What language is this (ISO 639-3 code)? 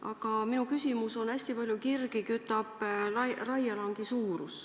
est